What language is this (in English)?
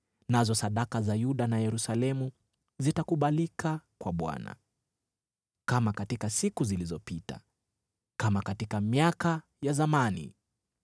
Swahili